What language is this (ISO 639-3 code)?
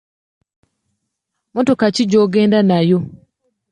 lug